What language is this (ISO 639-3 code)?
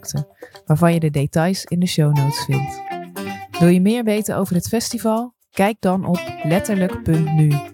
nld